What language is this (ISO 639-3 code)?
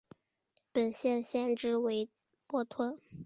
zho